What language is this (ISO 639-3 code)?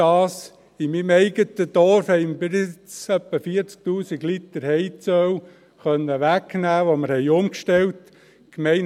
gsw